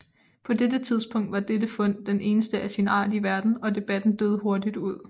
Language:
Danish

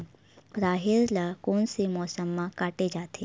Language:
Chhattisgarhi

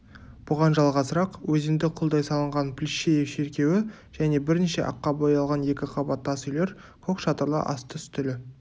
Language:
Kazakh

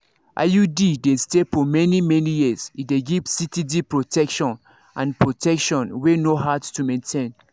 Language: Nigerian Pidgin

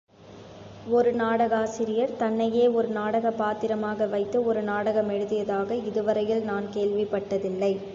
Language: Tamil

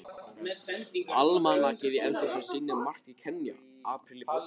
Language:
Icelandic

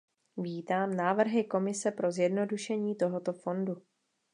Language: Czech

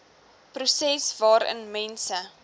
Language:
Afrikaans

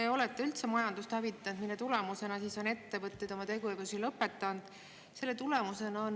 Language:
Estonian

